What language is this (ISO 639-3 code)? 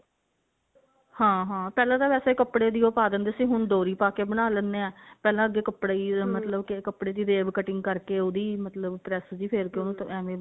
pan